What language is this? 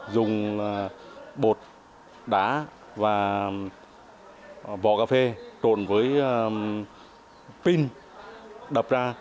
Vietnamese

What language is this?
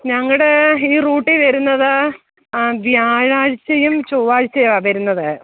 Malayalam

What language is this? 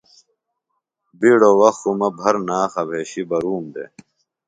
Phalura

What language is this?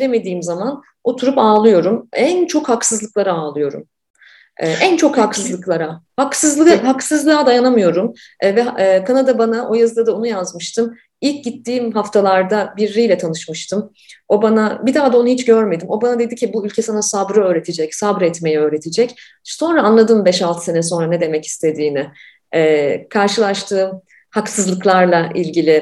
Turkish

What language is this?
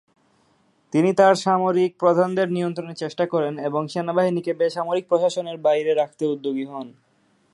Bangla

